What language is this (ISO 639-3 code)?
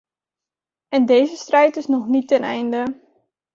nld